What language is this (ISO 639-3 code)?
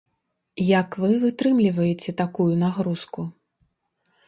bel